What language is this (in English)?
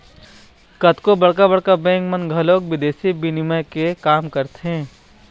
Chhattisgarhi